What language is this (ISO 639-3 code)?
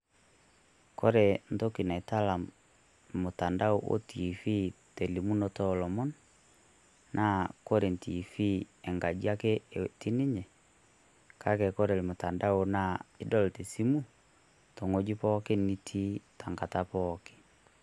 mas